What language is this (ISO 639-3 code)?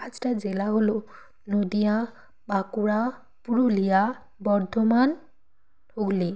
ben